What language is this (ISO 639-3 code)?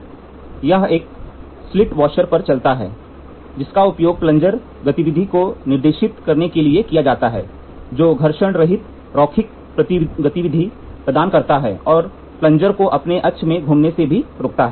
hin